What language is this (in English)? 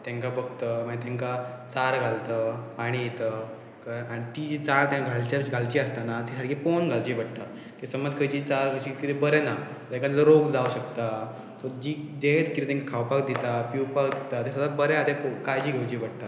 Konkani